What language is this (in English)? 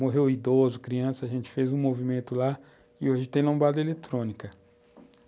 Portuguese